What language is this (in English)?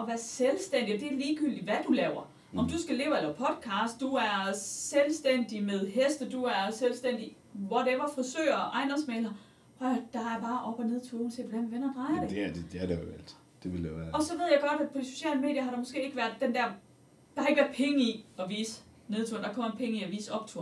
Danish